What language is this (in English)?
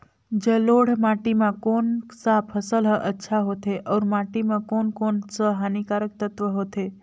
Chhattisgarhi